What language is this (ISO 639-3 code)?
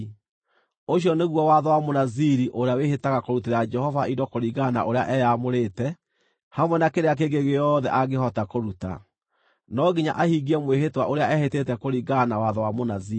kik